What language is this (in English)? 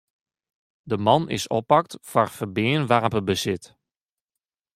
Western Frisian